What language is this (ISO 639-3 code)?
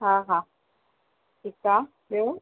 snd